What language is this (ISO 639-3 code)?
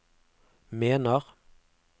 nor